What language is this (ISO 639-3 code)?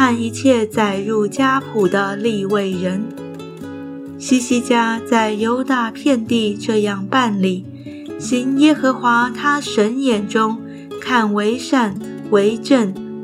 zho